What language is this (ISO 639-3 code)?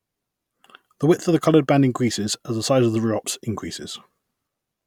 eng